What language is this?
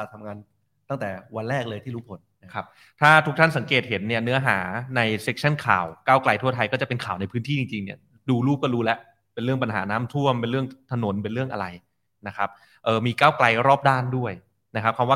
Thai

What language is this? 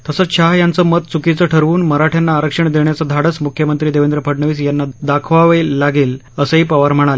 Marathi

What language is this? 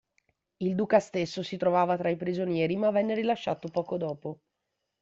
Italian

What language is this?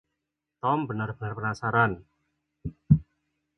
Indonesian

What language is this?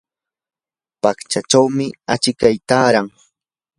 Yanahuanca Pasco Quechua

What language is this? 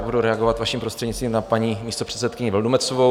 Czech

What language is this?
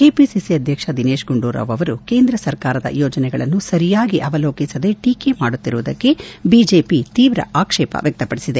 Kannada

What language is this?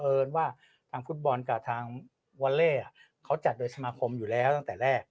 Thai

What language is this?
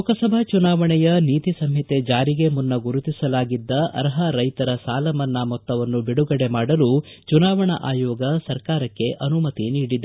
Kannada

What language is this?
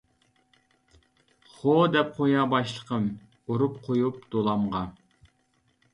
Uyghur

